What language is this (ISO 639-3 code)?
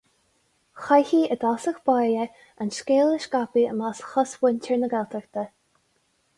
gle